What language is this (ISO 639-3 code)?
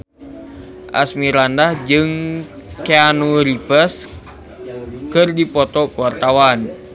sun